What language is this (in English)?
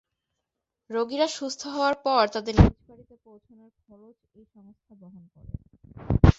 Bangla